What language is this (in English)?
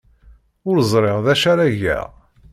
Kabyle